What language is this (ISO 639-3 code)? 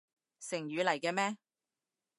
yue